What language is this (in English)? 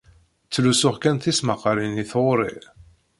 Kabyle